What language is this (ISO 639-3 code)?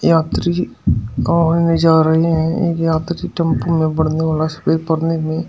hin